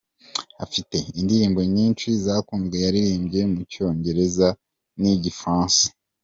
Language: Kinyarwanda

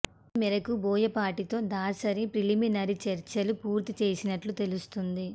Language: Telugu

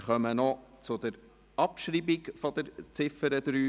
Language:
Swiss German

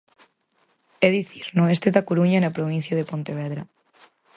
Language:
Galician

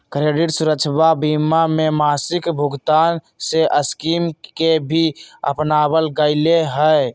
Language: Magahi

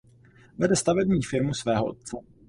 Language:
Czech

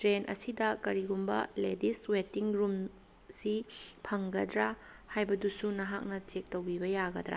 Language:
Manipuri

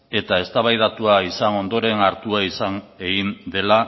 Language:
Basque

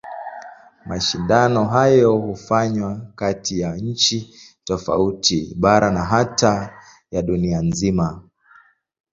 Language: Swahili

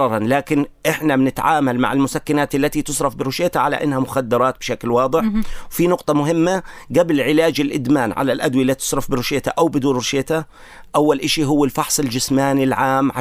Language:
Arabic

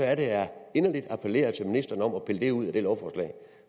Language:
Danish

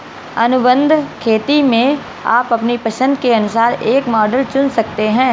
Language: Hindi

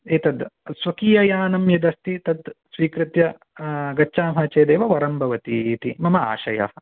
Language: Sanskrit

